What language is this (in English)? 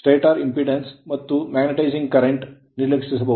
Kannada